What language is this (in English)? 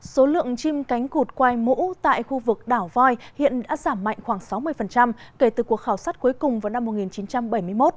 Vietnamese